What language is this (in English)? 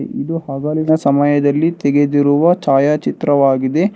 Kannada